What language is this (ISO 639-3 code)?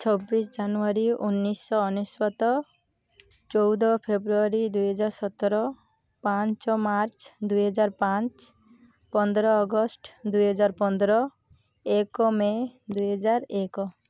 ori